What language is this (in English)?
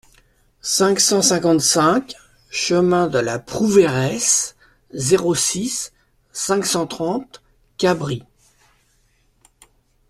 French